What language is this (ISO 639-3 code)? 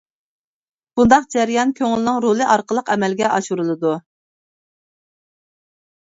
uig